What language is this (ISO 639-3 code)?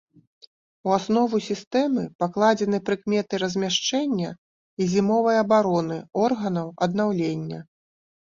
bel